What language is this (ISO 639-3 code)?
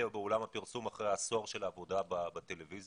heb